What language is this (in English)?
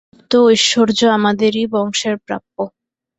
Bangla